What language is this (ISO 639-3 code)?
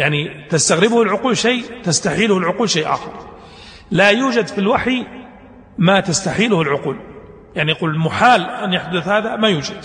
ara